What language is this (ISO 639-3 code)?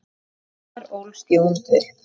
isl